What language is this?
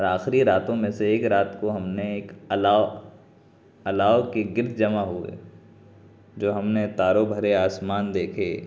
Urdu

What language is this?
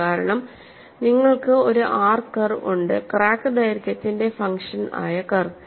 Malayalam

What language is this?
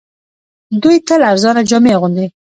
Pashto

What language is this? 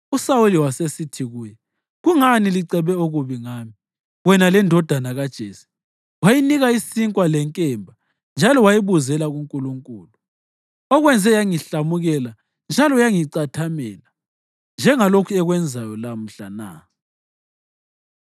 North Ndebele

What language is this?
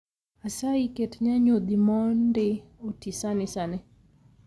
Luo (Kenya and Tanzania)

